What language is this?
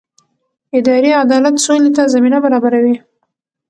Pashto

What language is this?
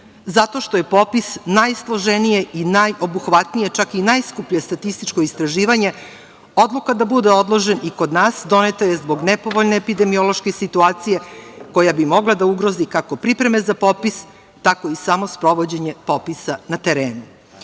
Serbian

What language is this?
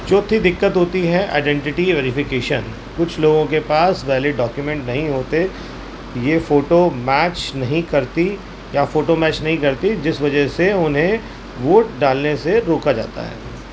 Urdu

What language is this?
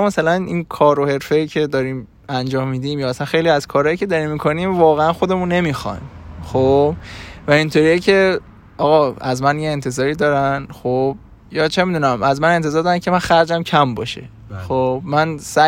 Persian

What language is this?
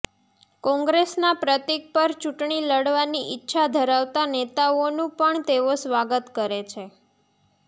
Gujarati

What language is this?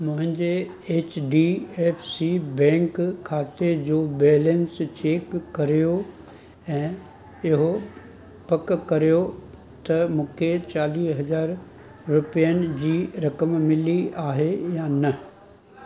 Sindhi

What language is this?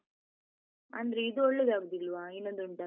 Kannada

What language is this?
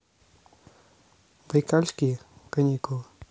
Russian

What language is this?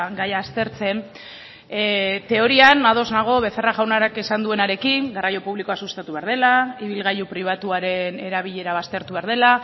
Basque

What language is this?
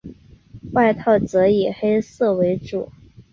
Chinese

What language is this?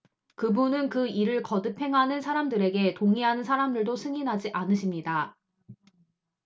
Korean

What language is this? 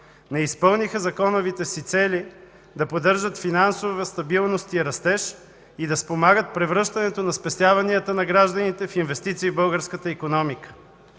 Bulgarian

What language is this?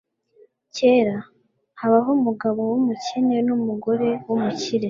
Kinyarwanda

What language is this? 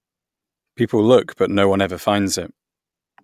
English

